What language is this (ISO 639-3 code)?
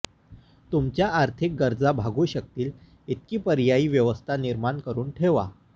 mar